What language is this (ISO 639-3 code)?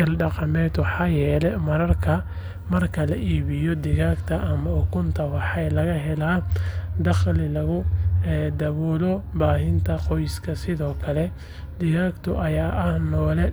som